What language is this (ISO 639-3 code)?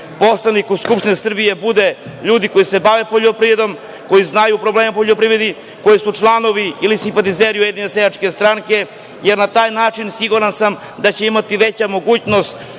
srp